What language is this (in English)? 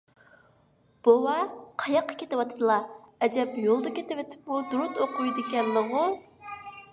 Uyghur